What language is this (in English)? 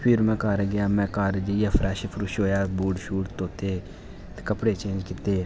Dogri